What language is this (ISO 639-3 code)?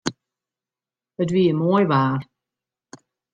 fry